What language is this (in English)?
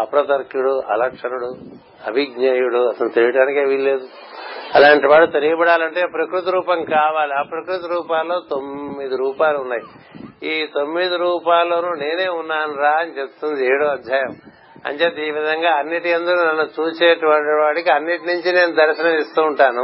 Telugu